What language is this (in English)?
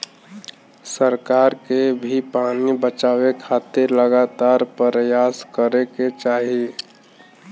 Bhojpuri